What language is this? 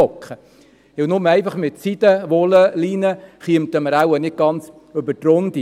Swiss German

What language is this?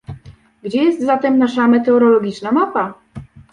Polish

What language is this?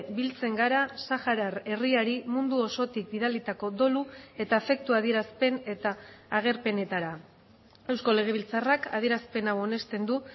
Basque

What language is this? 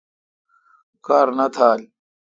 Kalkoti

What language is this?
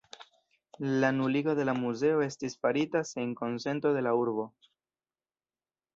Esperanto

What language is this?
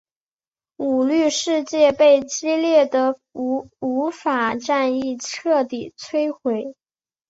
Chinese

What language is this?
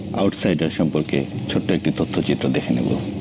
Bangla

